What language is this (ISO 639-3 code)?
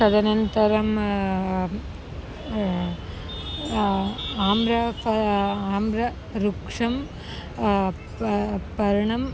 san